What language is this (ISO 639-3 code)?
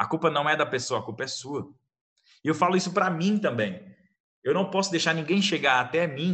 por